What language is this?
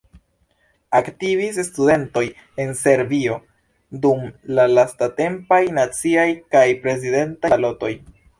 Esperanto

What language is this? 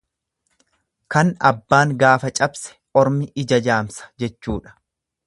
Oromo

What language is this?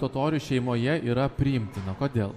Lithuanian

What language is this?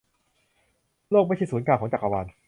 Thai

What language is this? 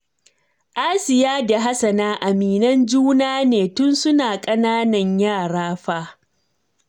Hausa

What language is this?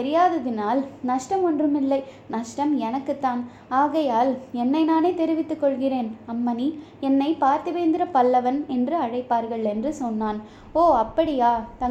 Tamil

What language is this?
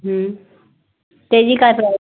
Marathi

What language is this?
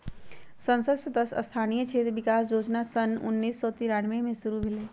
Magahi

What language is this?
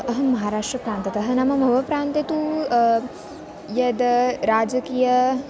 Sanskrit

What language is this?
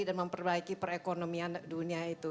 Indonesian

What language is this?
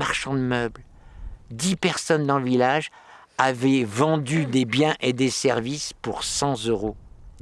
French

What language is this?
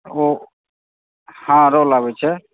Maithili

